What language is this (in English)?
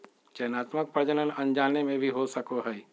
Magahi